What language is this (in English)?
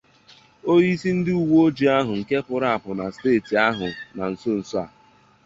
Igbo